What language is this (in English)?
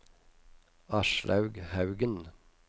Norwegian